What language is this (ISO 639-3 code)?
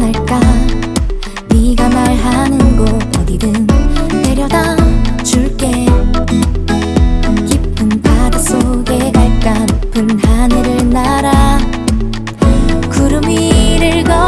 vie